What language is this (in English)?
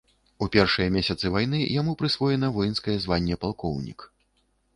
Belarusian